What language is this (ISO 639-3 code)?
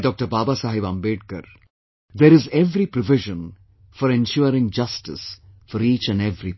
eng